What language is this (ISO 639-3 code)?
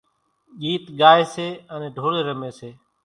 gjk